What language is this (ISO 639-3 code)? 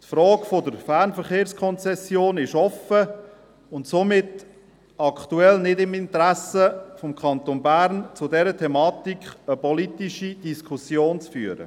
gsw